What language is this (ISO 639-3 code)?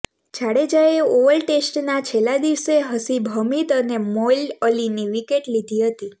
guj